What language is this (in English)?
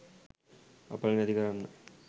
Sinhala